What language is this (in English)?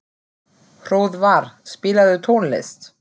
Icelandic